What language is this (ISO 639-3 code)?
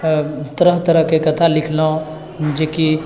mai